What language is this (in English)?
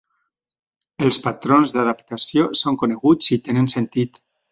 Catalan